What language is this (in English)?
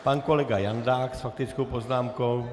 Czech